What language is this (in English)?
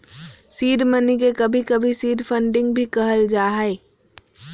Magahi